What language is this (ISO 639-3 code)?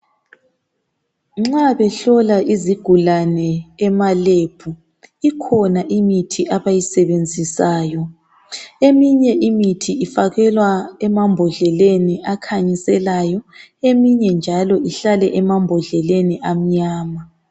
nde